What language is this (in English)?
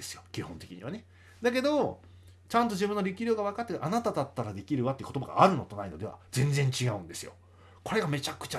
Japanese